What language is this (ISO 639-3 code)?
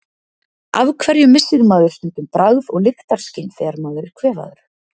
isl